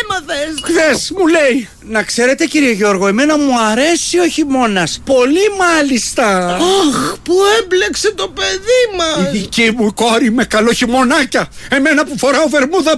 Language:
Greek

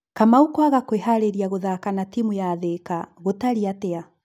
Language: Kikuyu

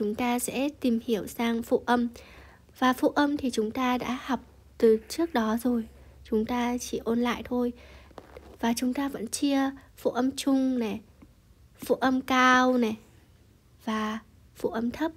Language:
Vietnamese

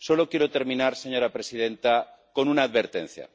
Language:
Spanish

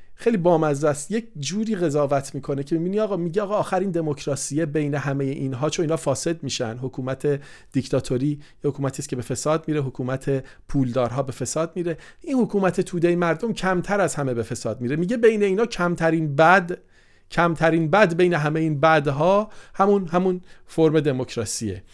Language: Persian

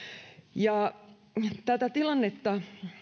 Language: Finnish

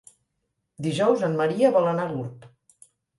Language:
Catalan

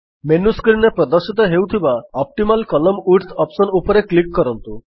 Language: Odia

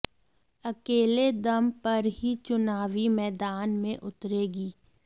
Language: Hindi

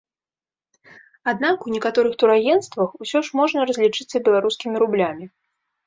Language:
Belarusian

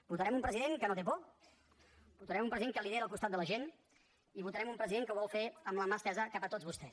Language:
Catalan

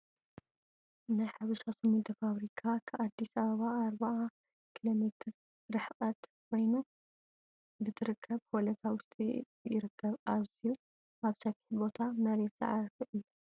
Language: Tigrinya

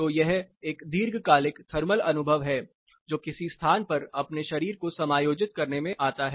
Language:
Hindi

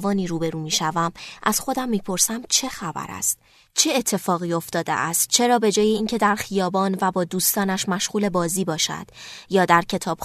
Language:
Persian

